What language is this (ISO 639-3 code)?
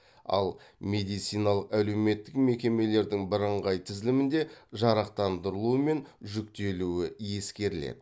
kaz